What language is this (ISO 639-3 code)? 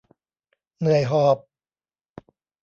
tha